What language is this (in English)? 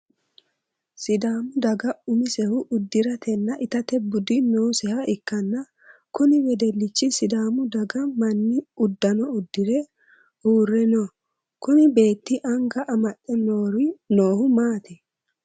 Sidamo